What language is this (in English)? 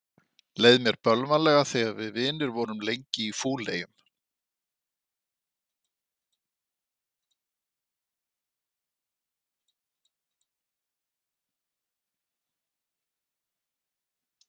Icelandic